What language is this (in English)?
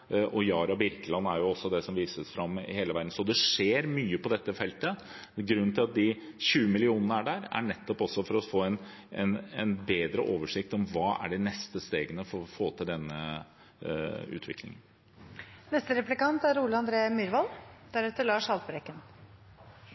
Norwegian Bokmål